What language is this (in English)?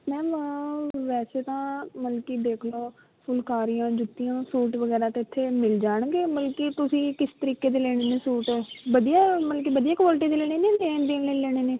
Punjabi